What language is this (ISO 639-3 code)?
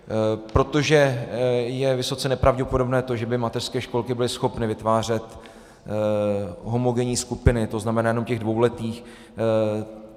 ces